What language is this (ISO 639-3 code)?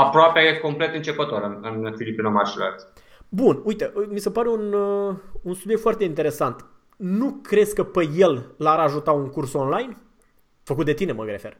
ron